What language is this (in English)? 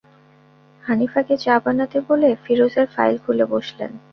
Bangla